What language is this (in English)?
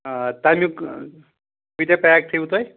Kashmiri